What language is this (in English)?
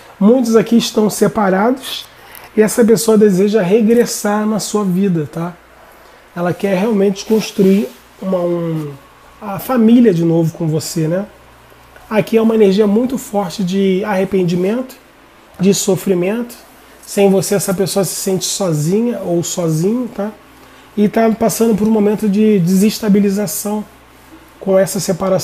Portuguese